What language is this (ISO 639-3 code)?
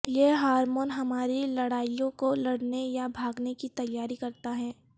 urd